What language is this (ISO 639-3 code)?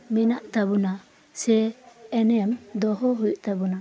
sat